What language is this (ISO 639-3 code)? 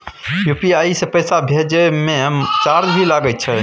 mai